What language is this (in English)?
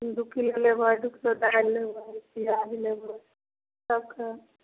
Maithili